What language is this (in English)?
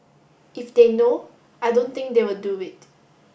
English